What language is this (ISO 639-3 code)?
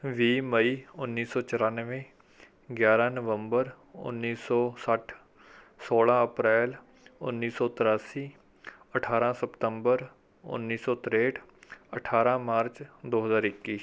pan